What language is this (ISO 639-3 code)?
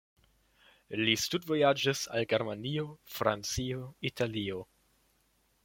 epo